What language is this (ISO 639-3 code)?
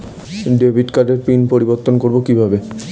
ben